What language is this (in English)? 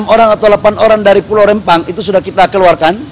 Indonesian